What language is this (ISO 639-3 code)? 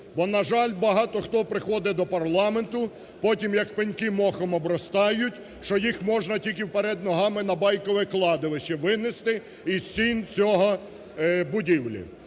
ukr